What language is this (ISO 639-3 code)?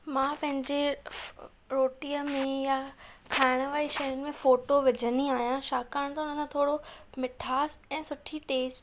snd